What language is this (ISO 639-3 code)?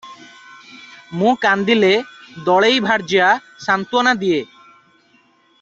ori